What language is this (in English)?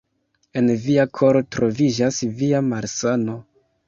Esperanto